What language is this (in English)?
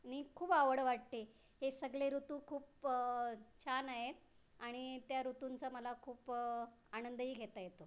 Marathi